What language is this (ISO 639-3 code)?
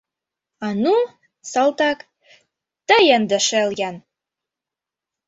chm